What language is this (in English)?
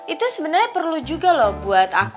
Indonesian